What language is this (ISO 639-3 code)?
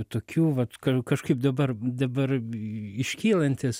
lit